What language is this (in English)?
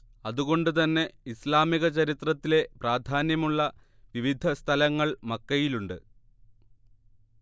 Malayalam